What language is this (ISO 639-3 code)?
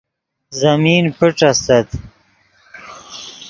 ydg